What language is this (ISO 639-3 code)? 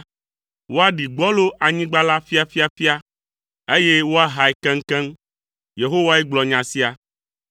ewe